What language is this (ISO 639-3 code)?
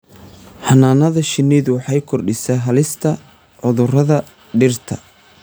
som